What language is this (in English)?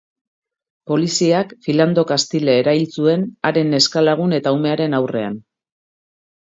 Basque